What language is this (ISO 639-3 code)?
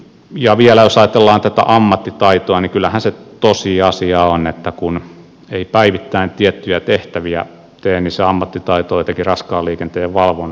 fin